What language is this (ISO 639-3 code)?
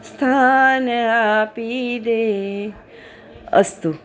guj